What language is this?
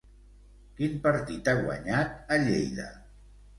Catalan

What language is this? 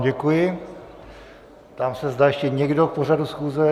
Czech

